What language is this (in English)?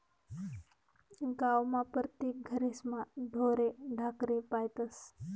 Marathi